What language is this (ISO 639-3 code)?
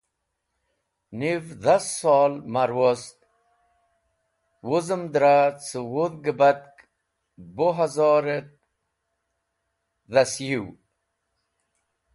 wbl